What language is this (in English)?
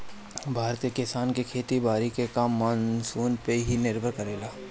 Bhojpuri